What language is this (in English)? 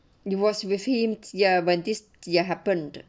English